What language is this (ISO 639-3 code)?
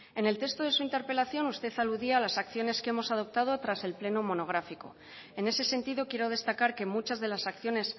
spa